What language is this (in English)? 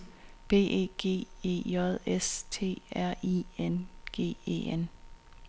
Danish